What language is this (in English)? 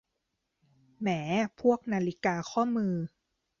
Thai